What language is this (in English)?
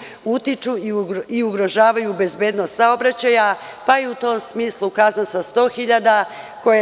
Serbian